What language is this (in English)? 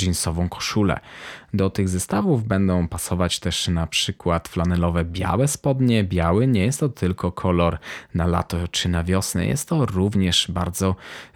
Polish